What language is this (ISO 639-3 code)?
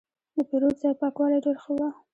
pus